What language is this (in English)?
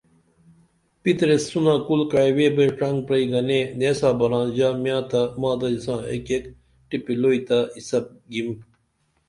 Dameli